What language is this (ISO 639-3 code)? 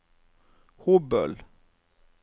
nor